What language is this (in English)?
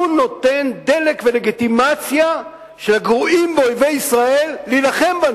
Hebrew